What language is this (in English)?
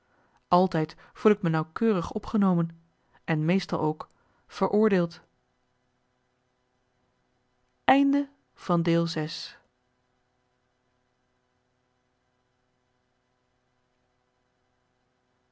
Dutch